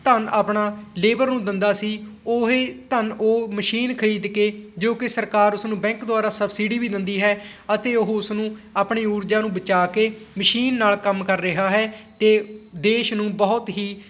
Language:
Punjabi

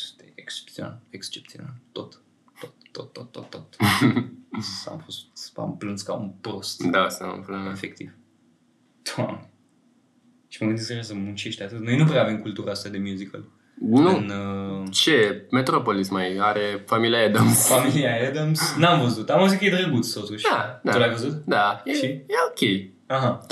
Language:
Romanian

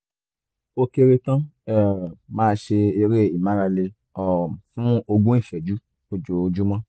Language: Yoruba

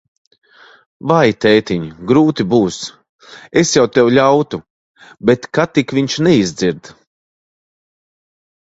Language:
Latvian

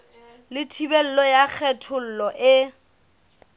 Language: Southern Sotho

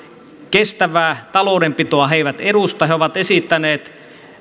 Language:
Finnish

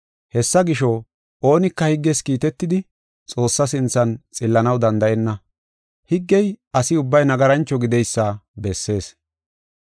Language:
Gofa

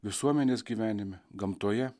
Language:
Lithuanian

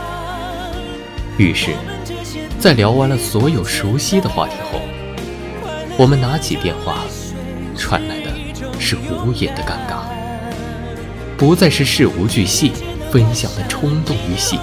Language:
Chinese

